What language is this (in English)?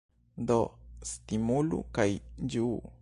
Esperanto